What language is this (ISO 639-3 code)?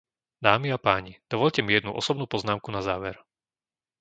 slk